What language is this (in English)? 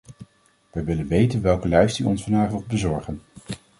Dutch